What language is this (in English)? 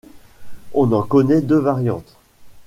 French